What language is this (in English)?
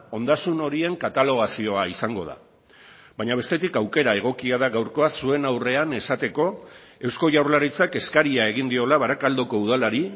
Basque